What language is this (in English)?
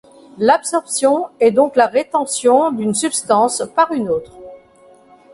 French